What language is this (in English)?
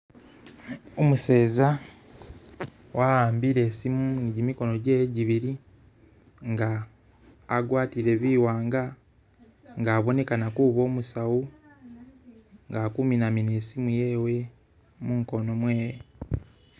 Masaaba